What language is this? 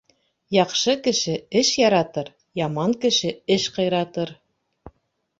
Bashkir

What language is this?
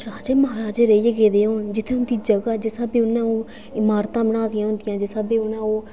Dogri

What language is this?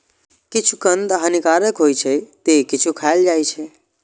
Maithili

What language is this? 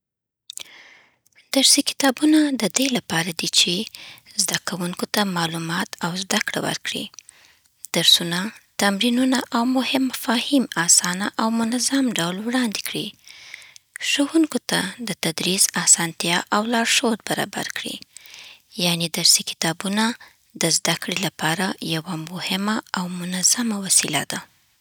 Southern Pashto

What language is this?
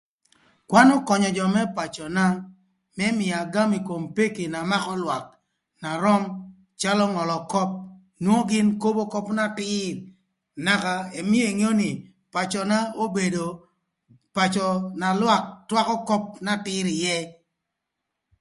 Thur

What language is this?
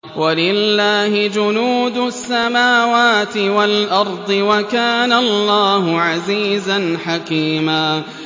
Arabic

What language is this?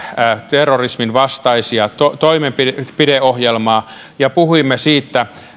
Finnish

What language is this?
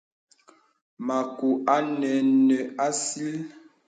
Bebele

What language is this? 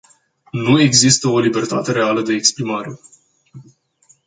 Romanian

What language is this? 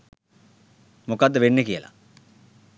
Sinhala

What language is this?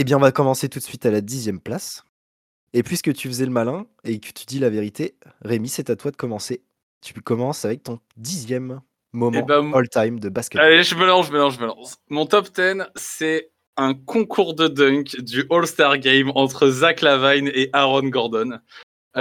French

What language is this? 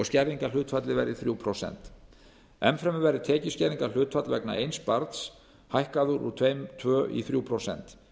Icelandic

